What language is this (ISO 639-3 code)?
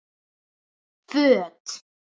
isl